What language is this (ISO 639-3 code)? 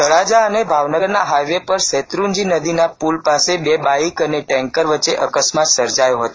guj